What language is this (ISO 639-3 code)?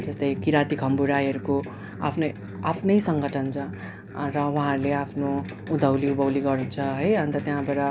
nep